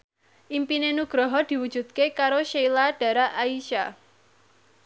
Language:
Javanese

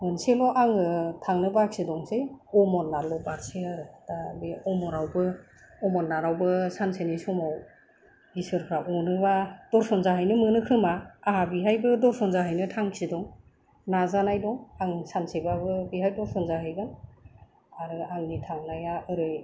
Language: Bodo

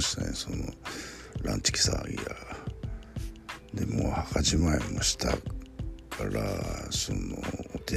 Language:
Japanese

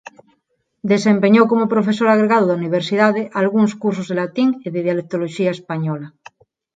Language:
Galician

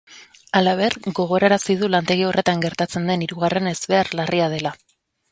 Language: Basque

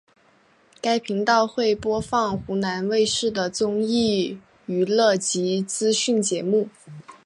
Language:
Chinese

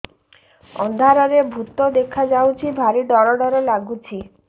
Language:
Odia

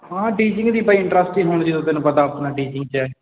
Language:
Punjabi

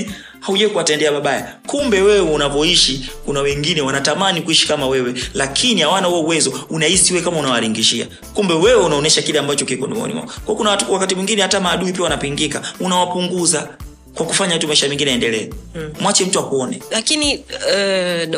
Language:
Swahili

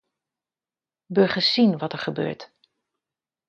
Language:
Dutch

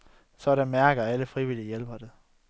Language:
Danish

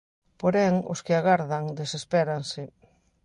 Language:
Galician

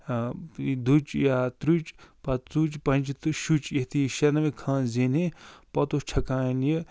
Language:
Kashmiri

